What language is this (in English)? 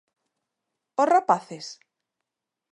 Galician